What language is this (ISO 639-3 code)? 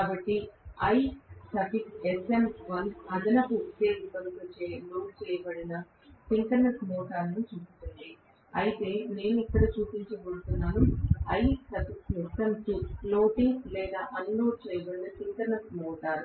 tel